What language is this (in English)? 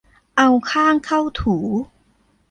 Thai